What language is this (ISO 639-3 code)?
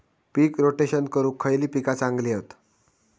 mar